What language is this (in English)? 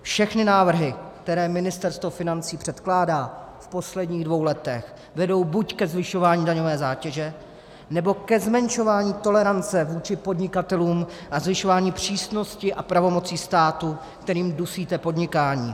Czech